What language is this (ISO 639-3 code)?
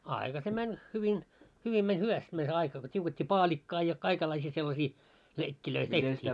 fin